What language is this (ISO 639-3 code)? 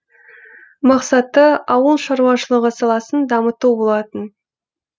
kaz